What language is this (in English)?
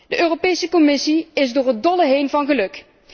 Dutch